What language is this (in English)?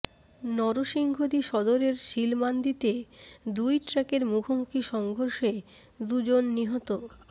Bangla